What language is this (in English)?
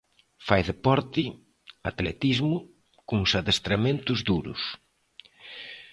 Galician